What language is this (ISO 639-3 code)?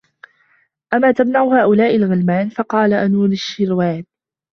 ara